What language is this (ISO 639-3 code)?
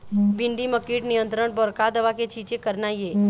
hne